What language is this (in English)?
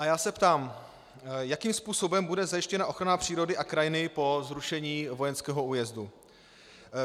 Czech